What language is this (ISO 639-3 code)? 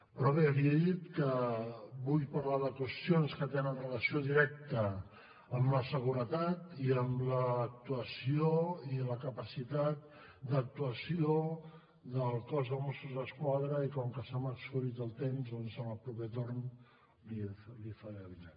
cat